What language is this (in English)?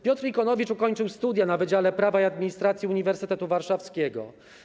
Polish